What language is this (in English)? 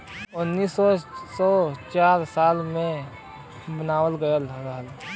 Bhojpuri